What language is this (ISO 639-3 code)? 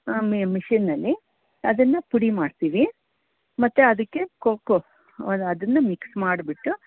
kan